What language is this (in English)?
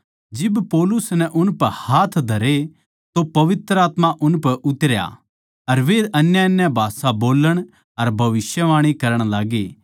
Haryanvi